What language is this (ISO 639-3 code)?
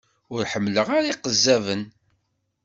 kab